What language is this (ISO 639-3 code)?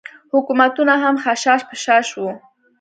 pus